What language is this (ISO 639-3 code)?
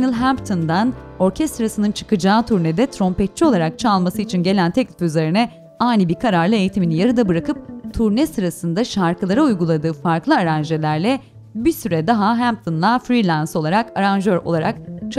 tur